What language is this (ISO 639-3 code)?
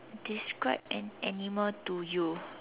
eng